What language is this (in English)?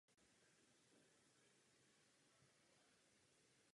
Czech